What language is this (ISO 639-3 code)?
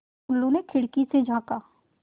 hin